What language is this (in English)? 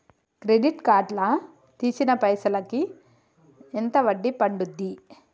Telugu